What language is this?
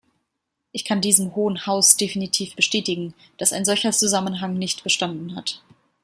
German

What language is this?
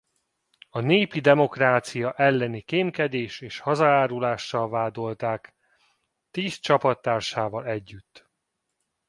Hungarian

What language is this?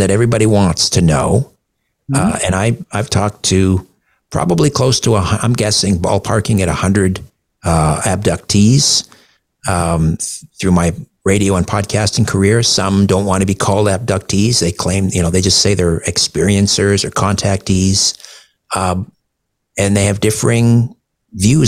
English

